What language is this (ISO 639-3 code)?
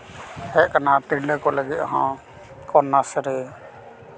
sat